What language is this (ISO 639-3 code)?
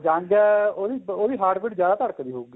pan